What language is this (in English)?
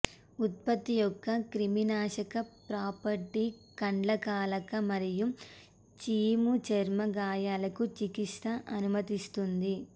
Telugu